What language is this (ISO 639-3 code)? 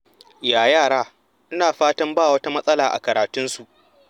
hau